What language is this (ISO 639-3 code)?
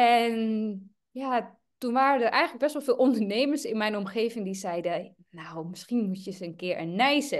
nld